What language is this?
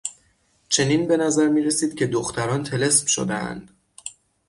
Persian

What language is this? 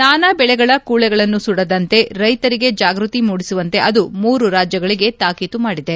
Kannada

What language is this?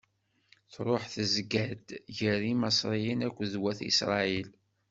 Kabyle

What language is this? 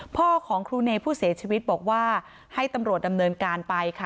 Thai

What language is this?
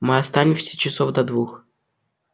Russian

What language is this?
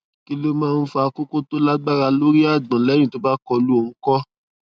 Yoruba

